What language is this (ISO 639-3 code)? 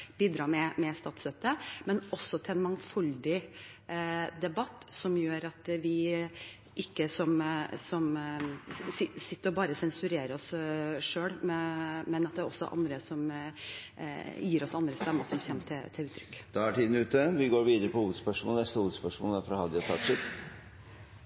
nor